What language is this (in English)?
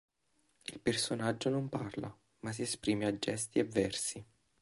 Italian